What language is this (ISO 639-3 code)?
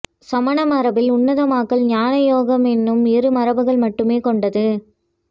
tam